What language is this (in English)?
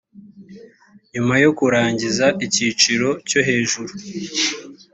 Kinyarwanda